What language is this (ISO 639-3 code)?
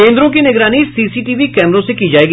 hin